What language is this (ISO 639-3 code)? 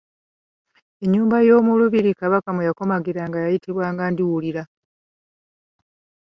lug